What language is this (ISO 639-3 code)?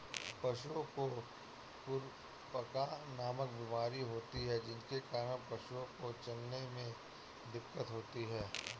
hin